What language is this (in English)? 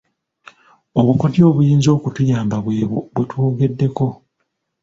Ganda